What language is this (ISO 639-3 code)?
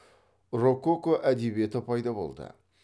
kaz